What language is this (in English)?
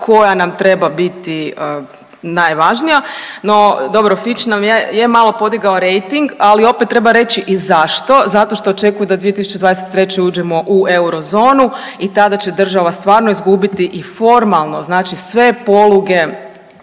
Croatian